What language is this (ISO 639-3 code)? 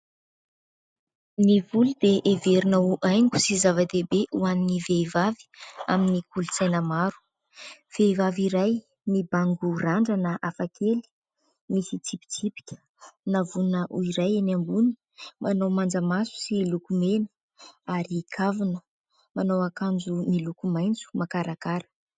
mlg